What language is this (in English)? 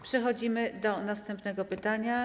Polish